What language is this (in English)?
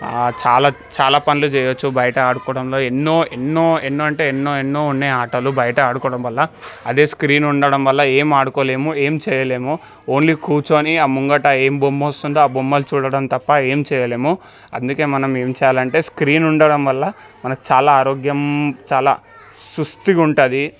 Telugu